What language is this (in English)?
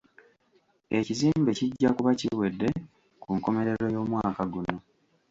Ganda